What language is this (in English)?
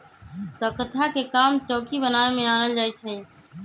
Magahi